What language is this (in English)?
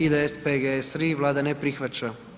Croatian